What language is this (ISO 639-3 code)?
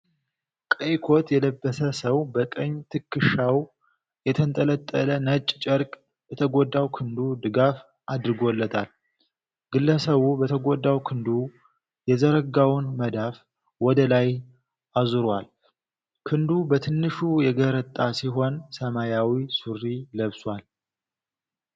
amh